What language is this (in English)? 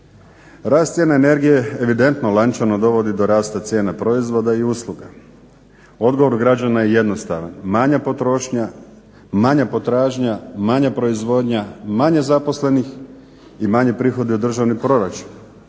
Croatian